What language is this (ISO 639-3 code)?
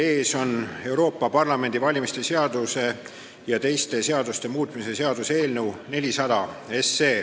est